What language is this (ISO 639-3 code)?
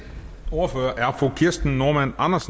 dan